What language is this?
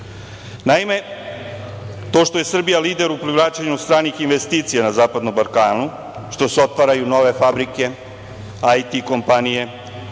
Serbian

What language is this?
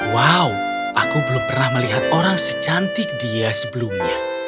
Indonesian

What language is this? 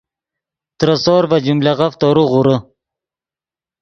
Yidgha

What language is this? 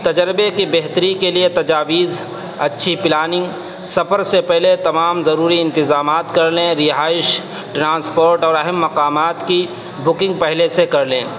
Urdu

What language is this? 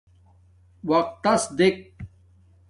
Domaaki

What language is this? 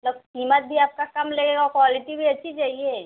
Hindi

